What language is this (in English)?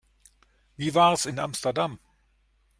German